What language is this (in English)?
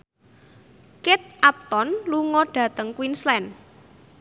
Javanese